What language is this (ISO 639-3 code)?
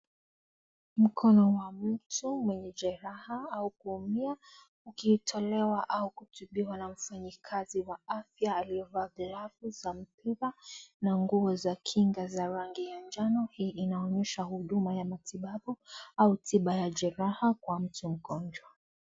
swa